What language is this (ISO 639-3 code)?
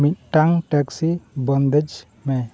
sat